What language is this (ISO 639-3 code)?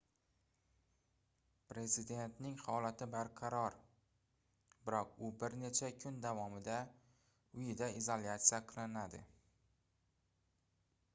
uzb